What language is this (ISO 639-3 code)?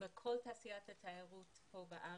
heb